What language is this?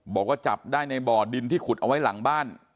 Thai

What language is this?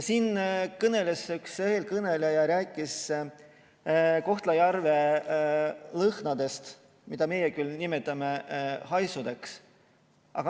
Estonian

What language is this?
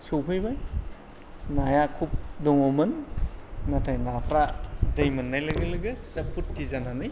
Bodo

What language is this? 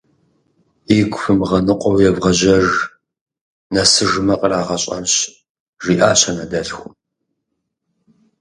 Kabardian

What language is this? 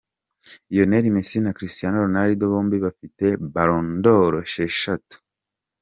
Kinyarwanda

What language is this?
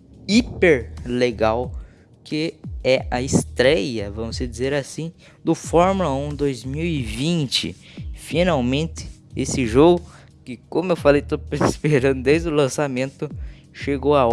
Portuguese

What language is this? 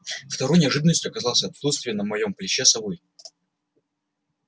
Russian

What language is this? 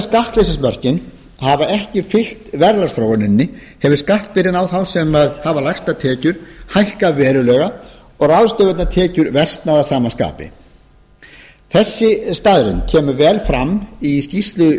Icelandic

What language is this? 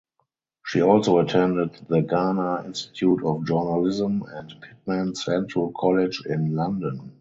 English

